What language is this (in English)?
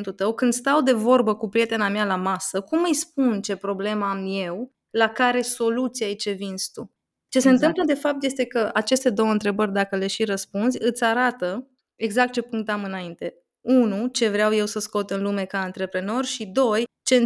Romanian